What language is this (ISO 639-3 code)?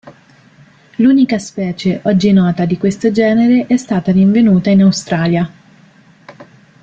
ita